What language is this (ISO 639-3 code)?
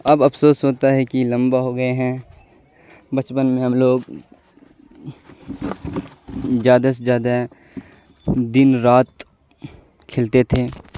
urd